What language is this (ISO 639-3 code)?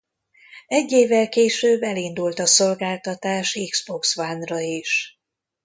hun